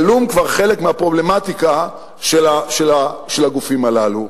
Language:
Hebrew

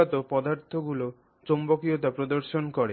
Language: Bangla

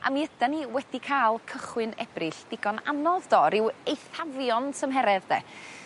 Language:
Welsh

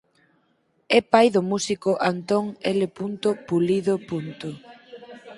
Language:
Galician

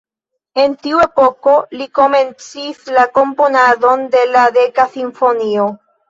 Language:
Esperanto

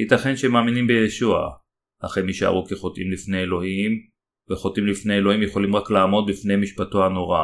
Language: Hebrew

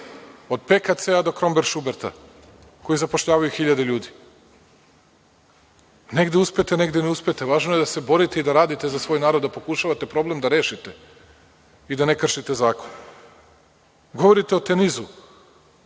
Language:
Serbian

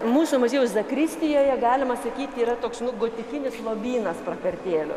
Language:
Lithuanian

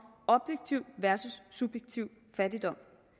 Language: Danish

